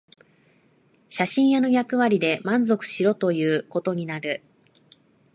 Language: Japanese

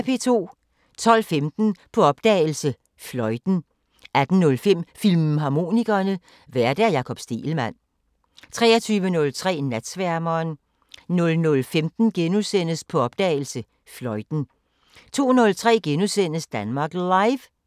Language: Danish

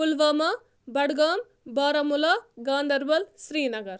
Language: Kashmiri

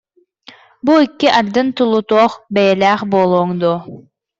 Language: Yakut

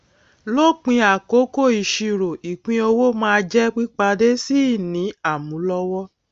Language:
Yoruba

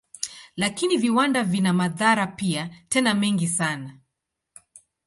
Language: Swahili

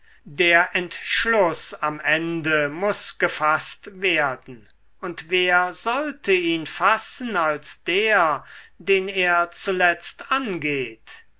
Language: German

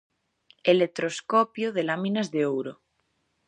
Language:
Galician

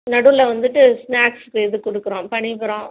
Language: Tamil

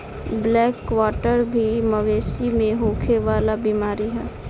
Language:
Bhojpuri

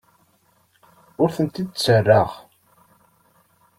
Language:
Kabyle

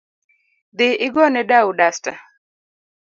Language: Luo (Kenya and Tanzania)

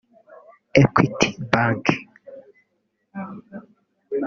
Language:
Kinyarwanda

